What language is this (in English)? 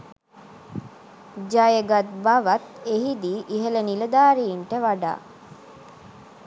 Sinhala